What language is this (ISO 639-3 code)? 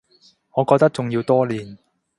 yue